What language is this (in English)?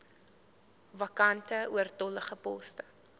Afrikaans